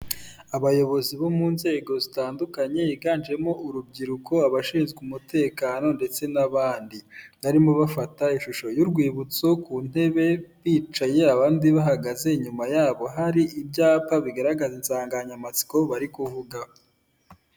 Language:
Kinyarwanda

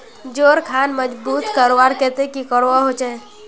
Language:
Magahi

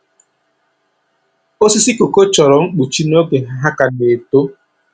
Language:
Igbo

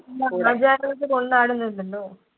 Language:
Malayalam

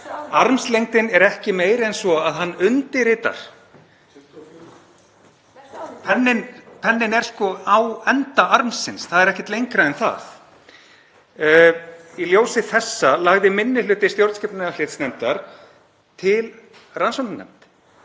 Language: Icelandic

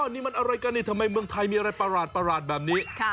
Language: Thai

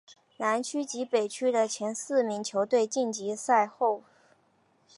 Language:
Chinese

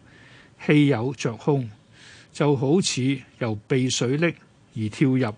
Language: Chinese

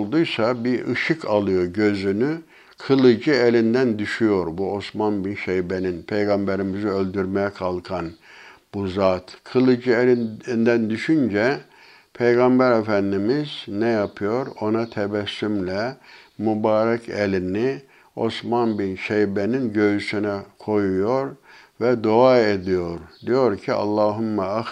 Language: Turkish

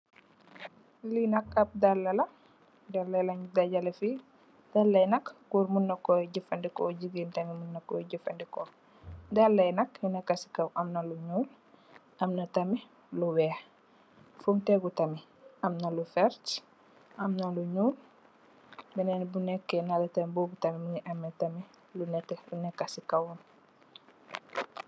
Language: Wolof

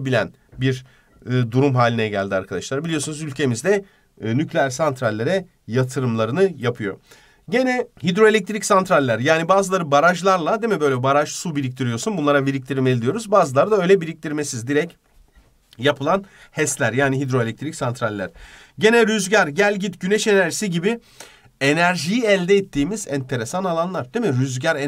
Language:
Turkish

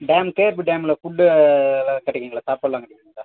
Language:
Tamil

